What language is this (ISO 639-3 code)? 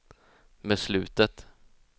swe